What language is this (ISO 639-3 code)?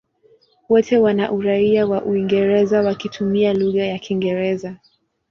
swa